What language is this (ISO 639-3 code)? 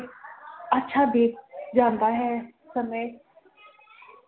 pan